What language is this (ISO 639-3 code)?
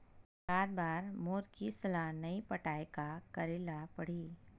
hne